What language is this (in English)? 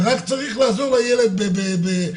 Hebrew